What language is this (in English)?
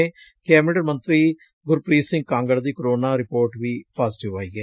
Punjabi